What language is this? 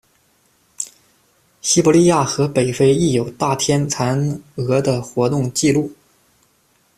Chinese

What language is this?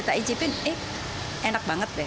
Indonesian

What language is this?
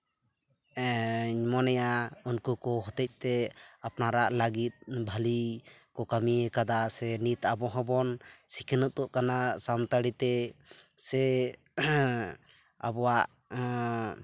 Santali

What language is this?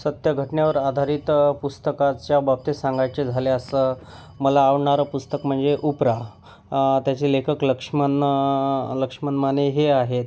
Marathi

